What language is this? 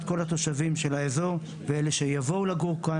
Hebrew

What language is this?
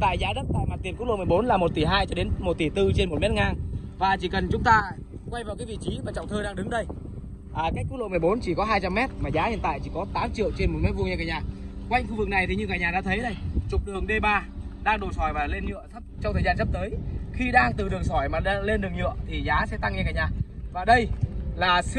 Vietnamese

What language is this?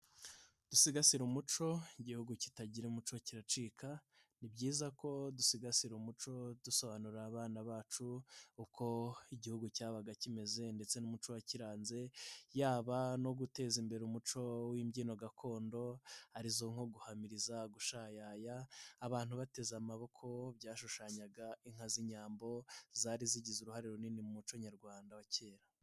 Kinyarwanda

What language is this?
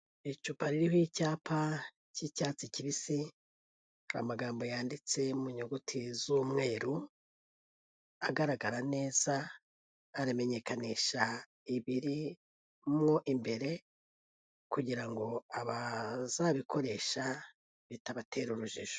Kinyarwanda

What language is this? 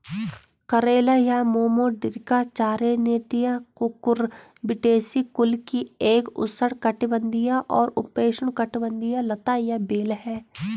Hindi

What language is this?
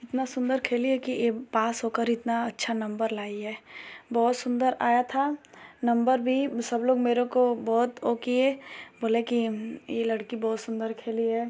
Hindi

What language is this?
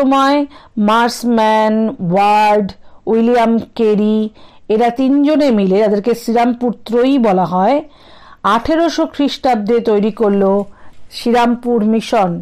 Hindi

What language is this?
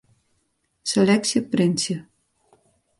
Western Frisian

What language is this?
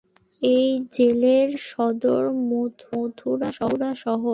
Bangla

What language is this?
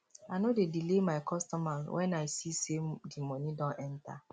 Nigerian Pidgin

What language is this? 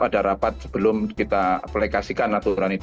Indonesian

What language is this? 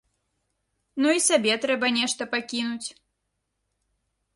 Belarusian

